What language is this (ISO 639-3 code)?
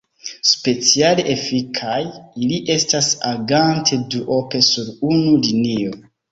epo